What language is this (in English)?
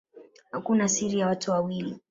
Swahili